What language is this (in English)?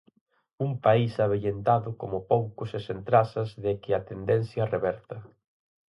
Galician